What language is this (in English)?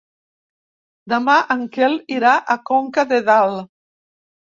Catalan